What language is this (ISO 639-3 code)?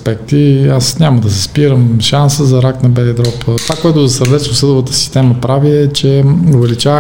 bul